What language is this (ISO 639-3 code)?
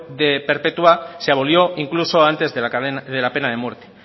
spa